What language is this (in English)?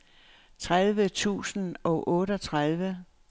Danish